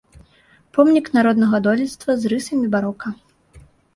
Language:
Belarusian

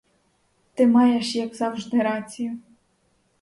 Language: Ukrainian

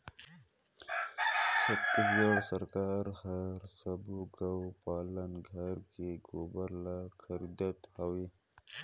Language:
Chhattisgarhi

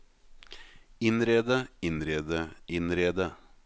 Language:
Norwegian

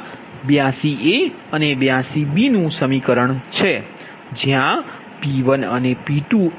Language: Gujarati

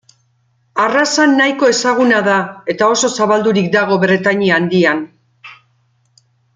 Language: Basque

